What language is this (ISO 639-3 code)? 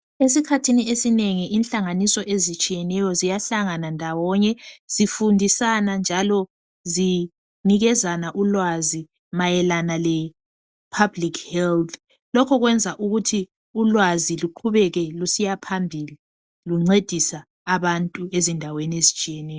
nde